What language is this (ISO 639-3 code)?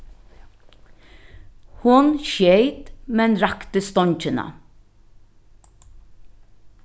fao